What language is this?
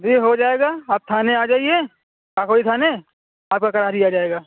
Urdu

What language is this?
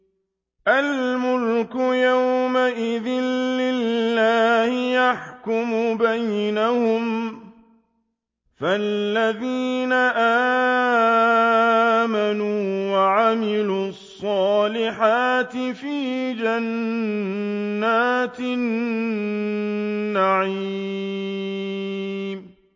Arabic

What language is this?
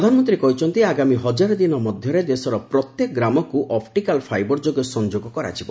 Odia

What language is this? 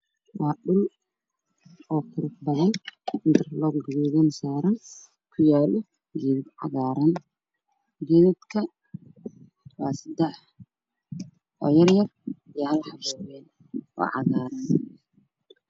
Somali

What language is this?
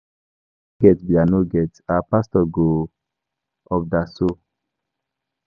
Nigerian Pidgin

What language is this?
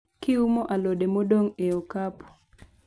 Luo (Kenya and Tanzania)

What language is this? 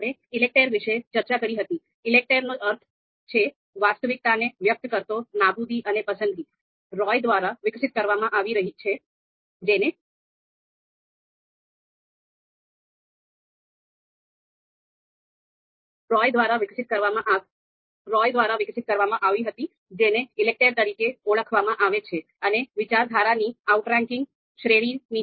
Gujarati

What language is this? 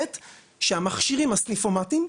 Hebrew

